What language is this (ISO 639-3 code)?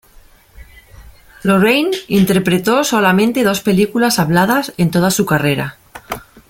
spa